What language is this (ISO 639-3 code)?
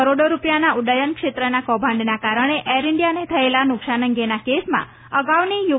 guj